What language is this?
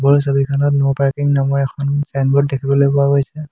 Assamese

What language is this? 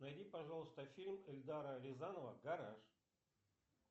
Russian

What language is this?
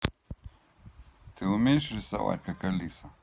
Russian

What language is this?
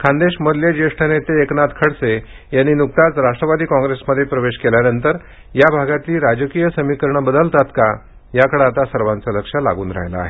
Marathi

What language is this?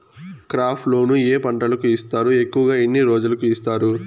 Telugu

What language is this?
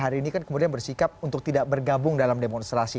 Indonesian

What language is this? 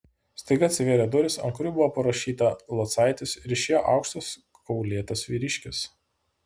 Lithuanian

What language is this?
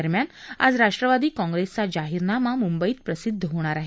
Marathi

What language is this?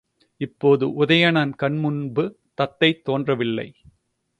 Tamil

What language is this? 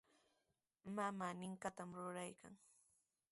Sihuas Ancash Quechua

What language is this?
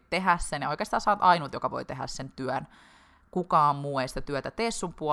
Finnish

